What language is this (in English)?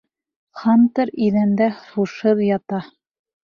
Bashkir